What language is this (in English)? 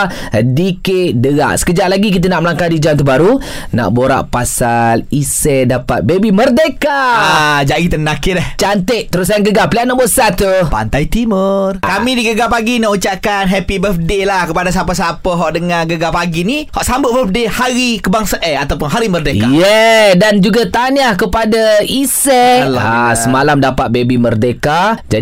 Malay